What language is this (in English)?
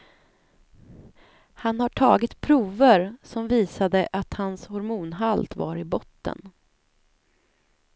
Swedish